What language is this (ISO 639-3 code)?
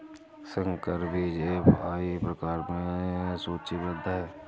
hin